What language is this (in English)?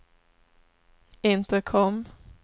Swedish